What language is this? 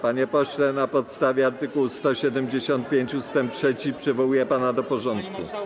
Polish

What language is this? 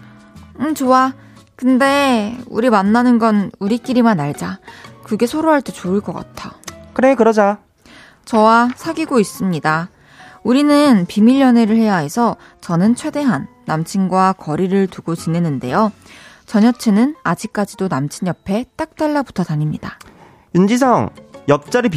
Korean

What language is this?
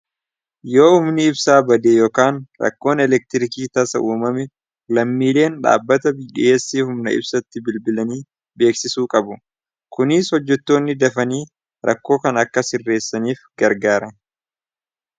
Oromo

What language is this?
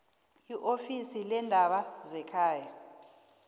South Ndebele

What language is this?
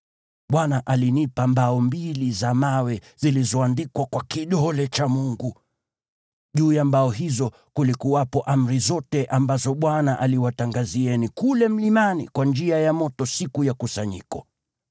Swahili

